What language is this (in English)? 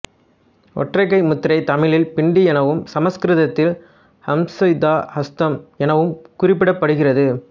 Tamil